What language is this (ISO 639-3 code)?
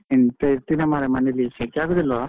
kan